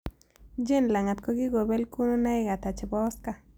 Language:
Kalenjin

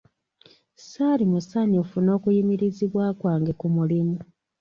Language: Ganda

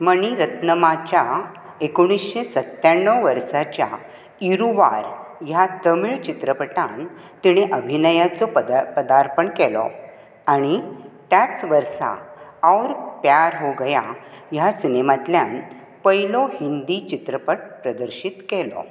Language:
Konkani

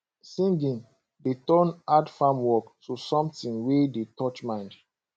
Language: Nigerian Pidgin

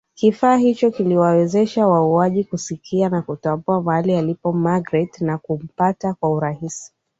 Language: Swahili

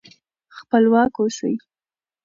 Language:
Pashto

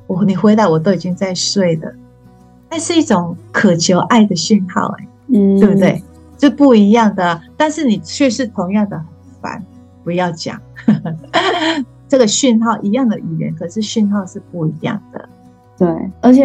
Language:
Chinese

